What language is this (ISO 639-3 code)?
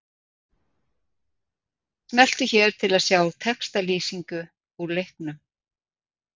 isl